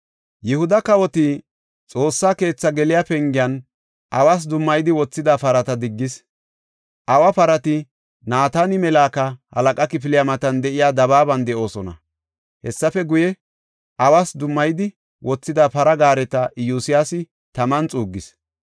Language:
Gofa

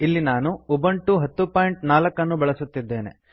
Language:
Kannada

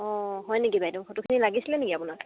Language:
Assamese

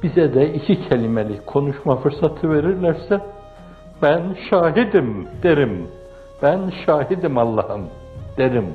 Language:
Turkish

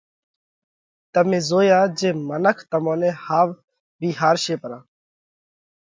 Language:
Parkari Koli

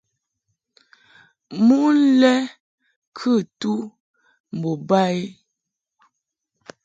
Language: Mungaka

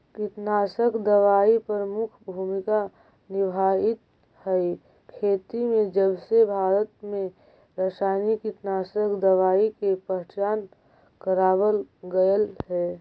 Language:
Magahi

